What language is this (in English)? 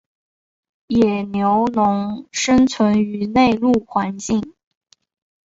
Chinese